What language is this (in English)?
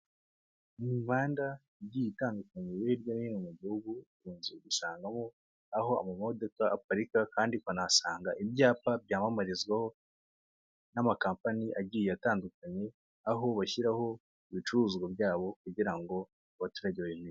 Kinyarwanda